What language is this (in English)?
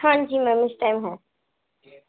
Urdu